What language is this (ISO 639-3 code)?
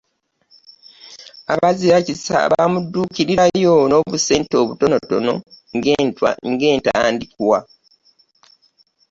lug